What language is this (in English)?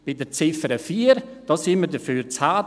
Swiss German